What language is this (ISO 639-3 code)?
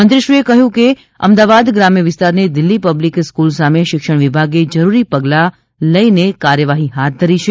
guj